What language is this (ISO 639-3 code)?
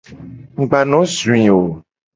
gej